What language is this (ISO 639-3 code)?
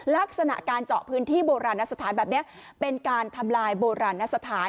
tha